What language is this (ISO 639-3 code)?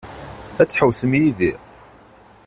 kab